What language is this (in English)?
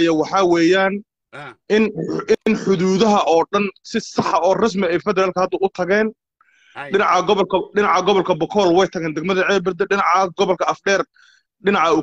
Arabic